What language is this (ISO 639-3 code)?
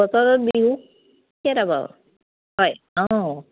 asm